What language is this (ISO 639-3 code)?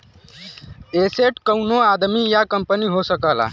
bho